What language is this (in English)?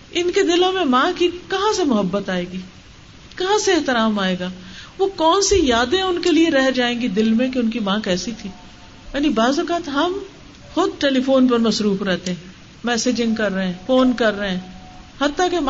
Urdu